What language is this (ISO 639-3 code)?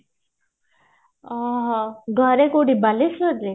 ori